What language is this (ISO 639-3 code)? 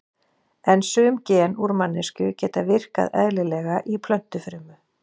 isl